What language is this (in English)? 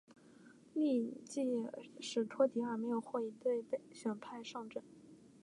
Chinese